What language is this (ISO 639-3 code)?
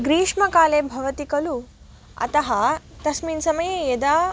san